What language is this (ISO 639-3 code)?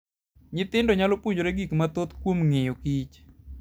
luo